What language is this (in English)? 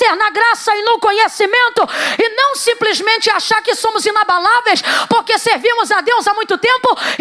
Portuguese